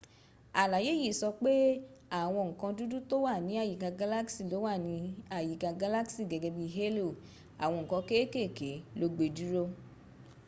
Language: Yoruba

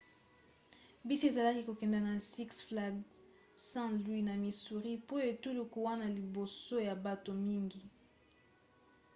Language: Lingala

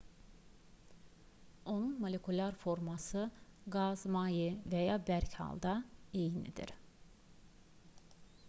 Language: Azerbaijani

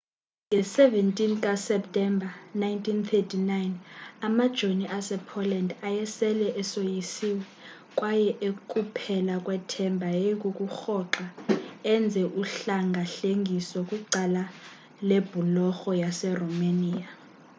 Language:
Xhosa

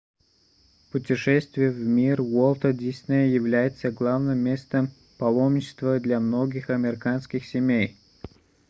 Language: Russian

